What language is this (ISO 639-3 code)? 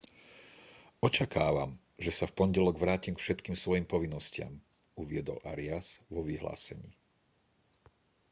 slk